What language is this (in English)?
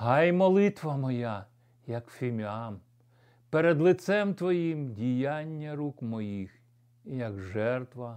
Ukrainian